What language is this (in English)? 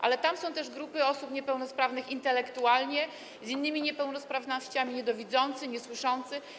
Polish